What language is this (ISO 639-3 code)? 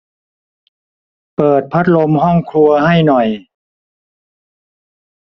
tha